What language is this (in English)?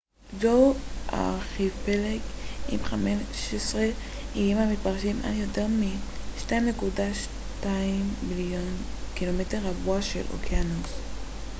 Hebrew